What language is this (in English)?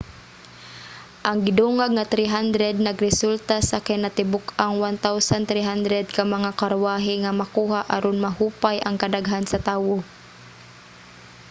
Cebuano